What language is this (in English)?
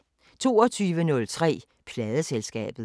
Danish